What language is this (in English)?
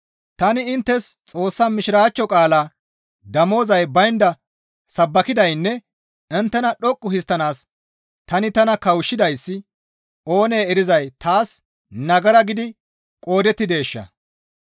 Gamo